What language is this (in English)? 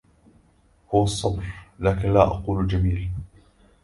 Arabic